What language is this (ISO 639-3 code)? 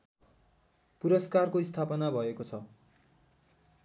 nep